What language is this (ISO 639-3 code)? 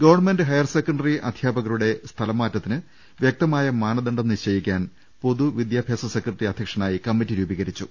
mal